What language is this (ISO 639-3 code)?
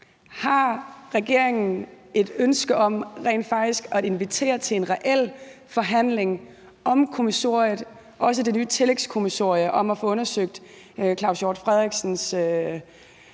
dan